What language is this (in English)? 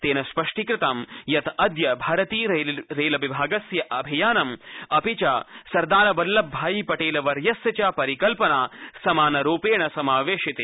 Sanskrit